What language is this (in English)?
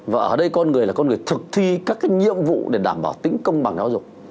Vietnamese